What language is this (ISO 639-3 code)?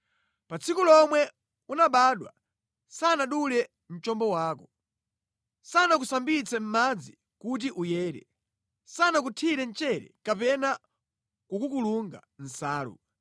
nya